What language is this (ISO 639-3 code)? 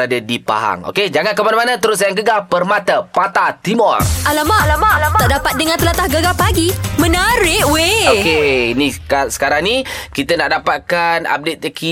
msa